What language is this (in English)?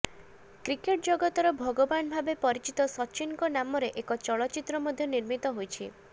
Odia